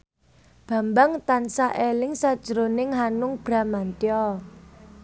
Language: Javanese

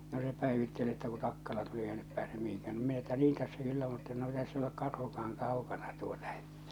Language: Finnish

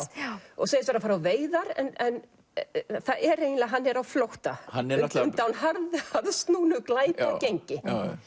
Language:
Icelandic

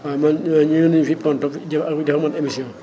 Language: Wolof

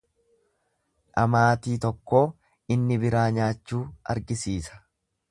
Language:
Oromo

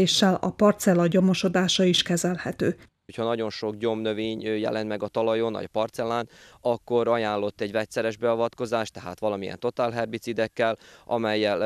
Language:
Hungarian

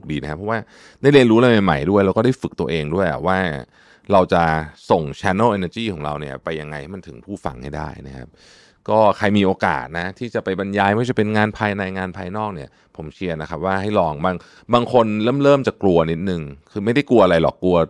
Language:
Thai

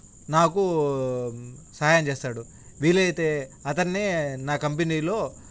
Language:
Telugu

